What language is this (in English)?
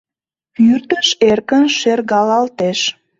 Mari